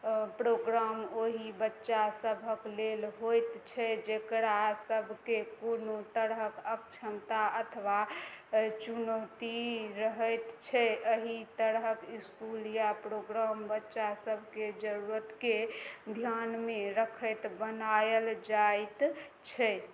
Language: Maithili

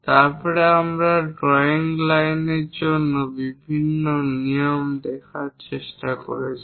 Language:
Bangla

